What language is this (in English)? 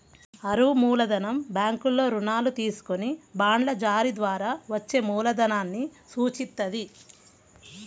Telugu